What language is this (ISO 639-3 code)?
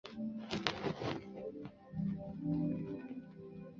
zho